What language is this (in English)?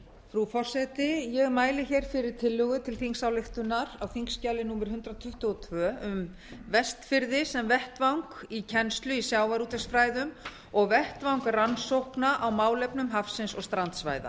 Icelandic